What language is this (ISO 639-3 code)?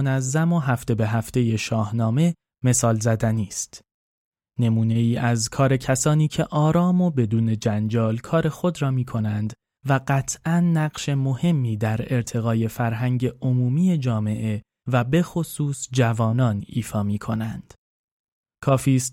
fas